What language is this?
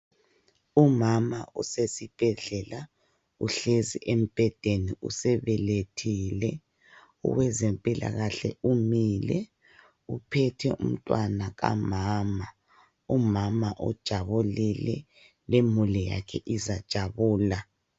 North Ndebele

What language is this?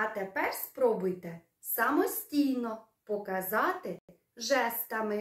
Ukrainian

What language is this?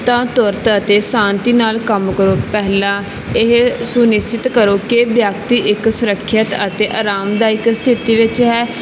Punjabi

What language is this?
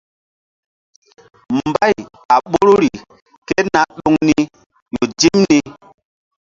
Mbum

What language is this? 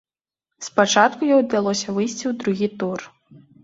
Belarusian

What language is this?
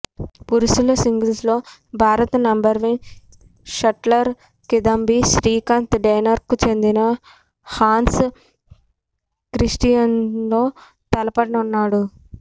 Telugu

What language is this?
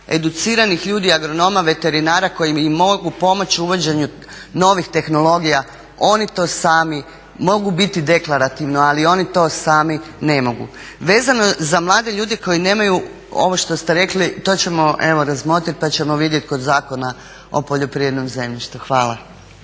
Croatian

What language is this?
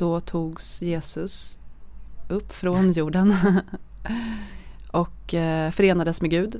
Swedish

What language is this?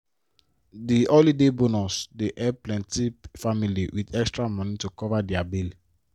Nigerian Pidgin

